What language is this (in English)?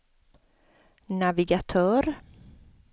Swedish